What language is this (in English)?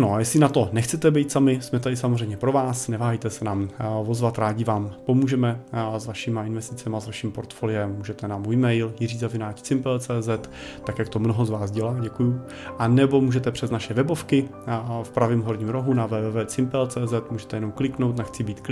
Czech